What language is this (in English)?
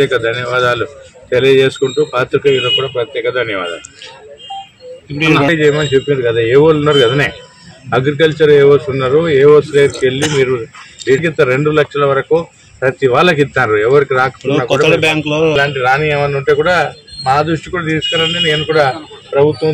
Telugu